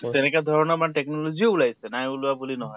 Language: Assamese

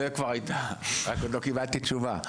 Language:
Hebrew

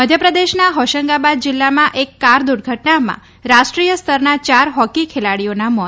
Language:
Gujarati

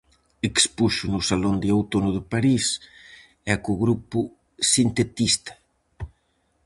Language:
Galician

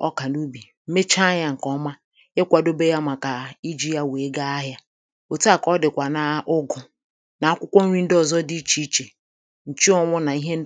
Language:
Igbo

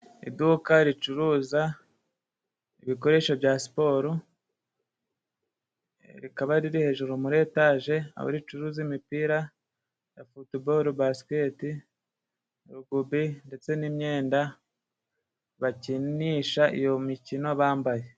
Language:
Kinyarwanda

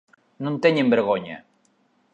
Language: Galician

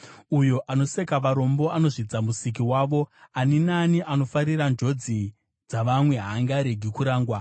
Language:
Shona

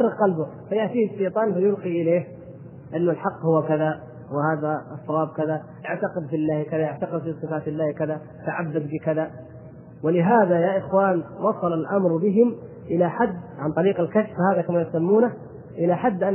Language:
Arabic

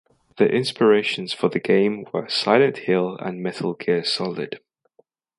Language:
English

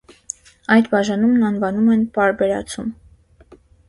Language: Armenian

